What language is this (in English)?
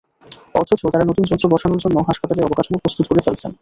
Bangla